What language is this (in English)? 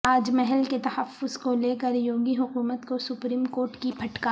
Urdu